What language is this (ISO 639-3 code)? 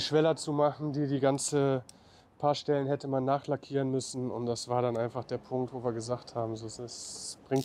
deu